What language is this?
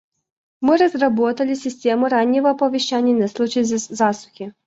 Russian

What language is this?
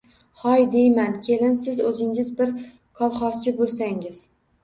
Uzbek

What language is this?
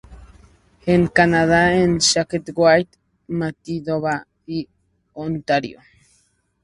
Spanish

